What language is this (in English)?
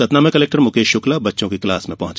Hindi